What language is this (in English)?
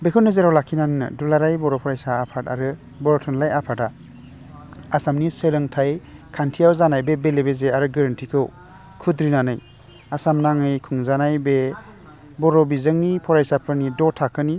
Bodo